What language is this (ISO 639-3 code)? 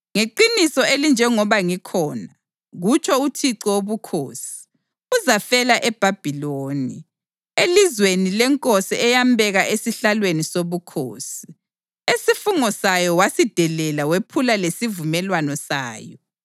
nde